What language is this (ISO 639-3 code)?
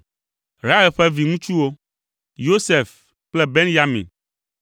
ewe